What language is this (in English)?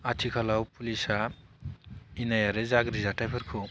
Bodo